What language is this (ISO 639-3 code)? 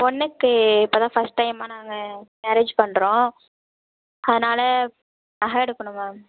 tam